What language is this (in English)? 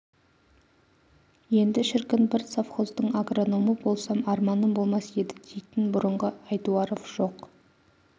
Kazakh